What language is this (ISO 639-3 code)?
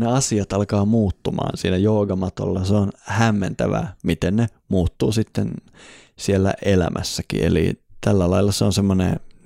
fin